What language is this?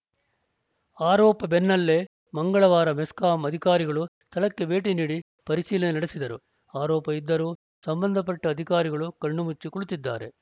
Kannada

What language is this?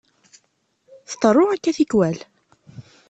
Kabyle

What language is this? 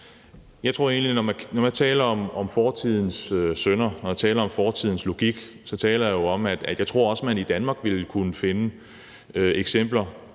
Danish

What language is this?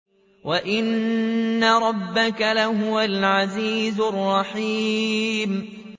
Arabic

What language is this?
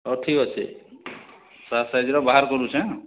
Odia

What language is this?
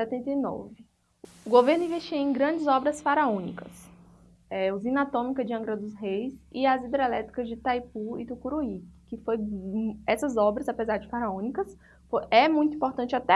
Portuguese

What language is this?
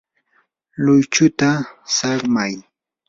Yanahuanca Pasco Quechua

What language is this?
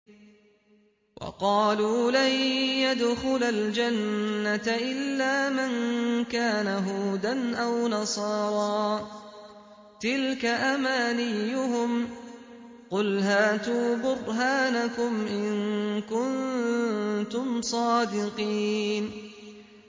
Arabic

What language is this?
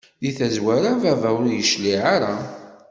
Kabyle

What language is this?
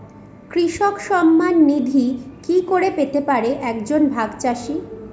Bangla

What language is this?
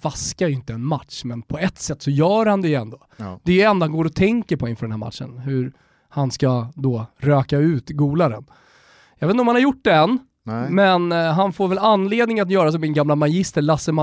Swedish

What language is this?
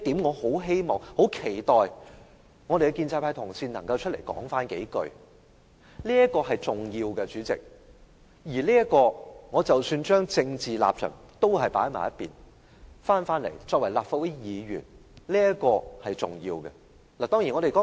Cantonese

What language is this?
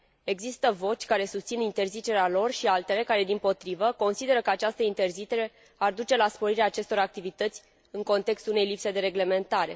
Romanian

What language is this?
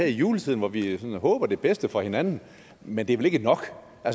Danish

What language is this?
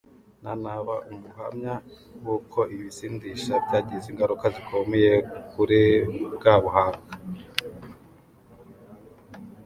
Kinyarwanda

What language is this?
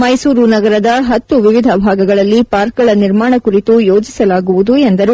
Kannada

